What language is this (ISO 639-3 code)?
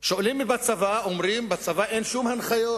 heb